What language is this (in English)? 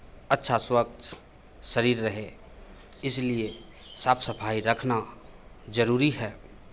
Hindi